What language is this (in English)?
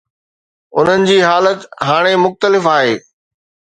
Sindhi